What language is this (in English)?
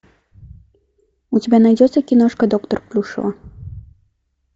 Russian